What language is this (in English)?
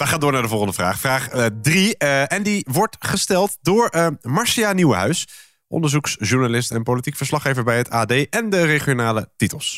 Dutch